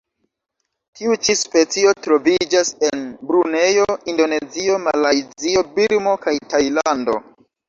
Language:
Esperanto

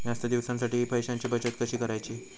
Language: Marathi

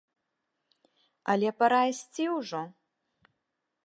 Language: Belarusian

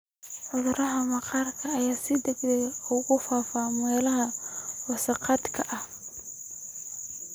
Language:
Somali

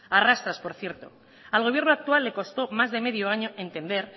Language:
Spanish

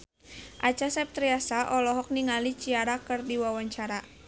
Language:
Sundanese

